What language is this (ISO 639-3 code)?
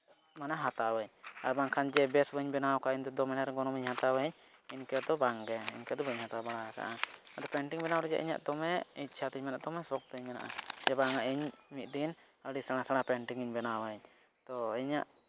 sat